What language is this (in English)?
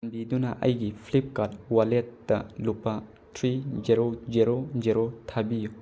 Manipuri